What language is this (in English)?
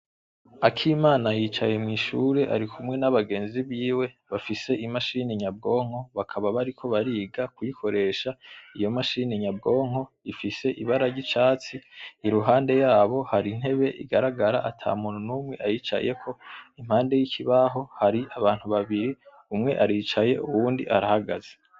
Rundi